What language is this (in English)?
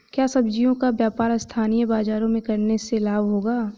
Hindi